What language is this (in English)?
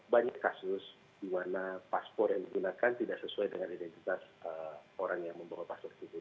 Indonesian